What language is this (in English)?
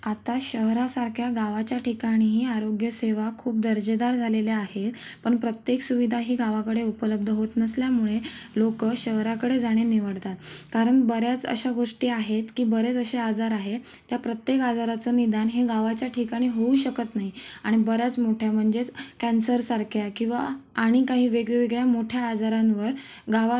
Marathi